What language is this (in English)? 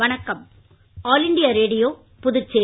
Tamil